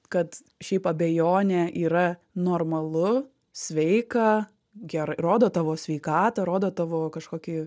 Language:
Lithuanian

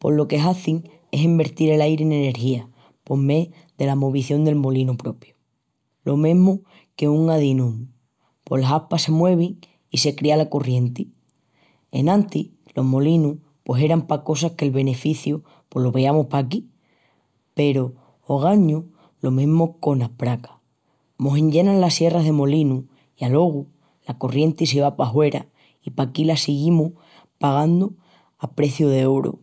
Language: Extremaduran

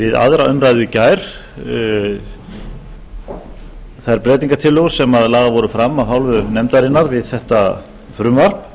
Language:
Icelandic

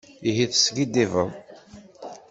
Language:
Kabyle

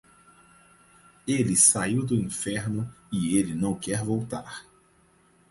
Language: Portuguese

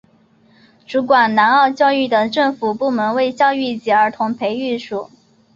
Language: Chinese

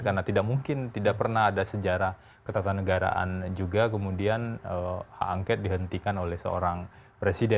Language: Indonesian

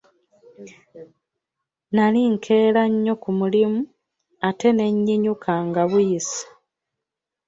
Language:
Ganda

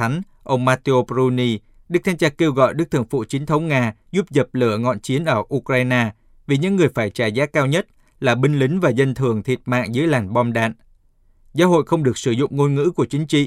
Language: Vietnamese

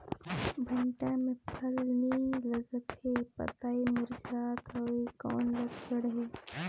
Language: Chhattisgarhi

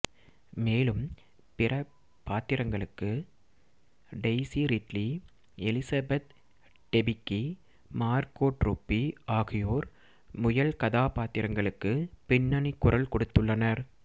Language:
Tamil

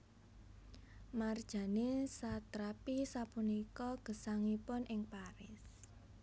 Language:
Javanese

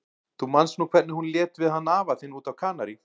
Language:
Icelandic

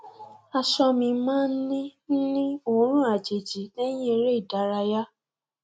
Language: Yoruba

